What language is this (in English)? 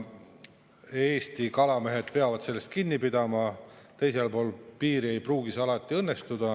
Estonian